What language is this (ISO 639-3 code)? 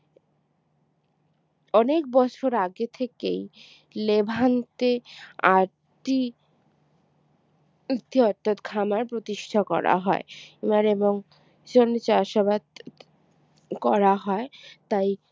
ben